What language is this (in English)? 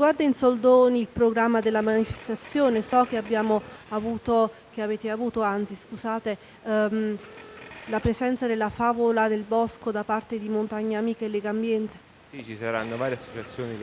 Italian